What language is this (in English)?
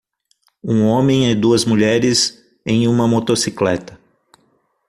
Portuguese